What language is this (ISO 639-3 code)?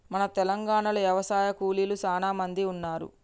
tel